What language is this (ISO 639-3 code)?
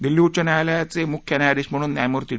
mar